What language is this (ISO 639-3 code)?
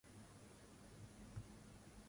swa